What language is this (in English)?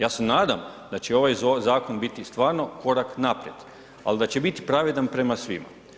Croatian